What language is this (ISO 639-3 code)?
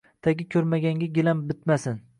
uzb